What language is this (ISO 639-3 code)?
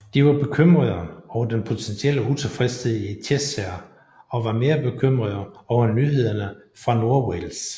dan